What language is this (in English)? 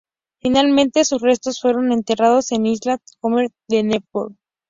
Spanish